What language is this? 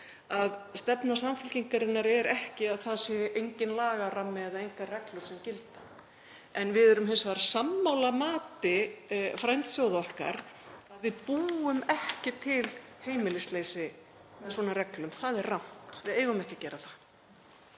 Icelandic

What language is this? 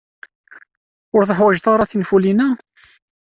Kabyle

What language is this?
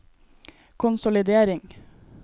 Norwegian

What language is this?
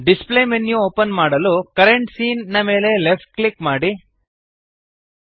Kannada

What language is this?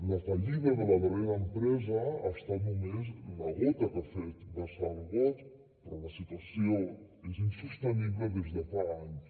Catalan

